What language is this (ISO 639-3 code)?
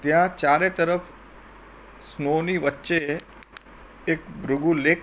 guj